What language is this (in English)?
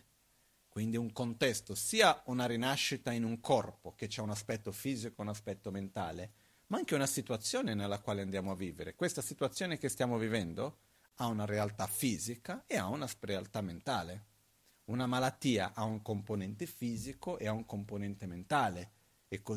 Italian